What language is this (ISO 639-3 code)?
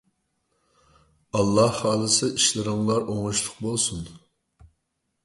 uig